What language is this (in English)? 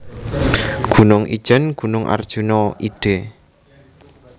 Javanese